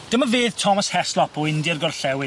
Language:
Welsh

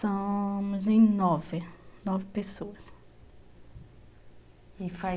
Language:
Portuguese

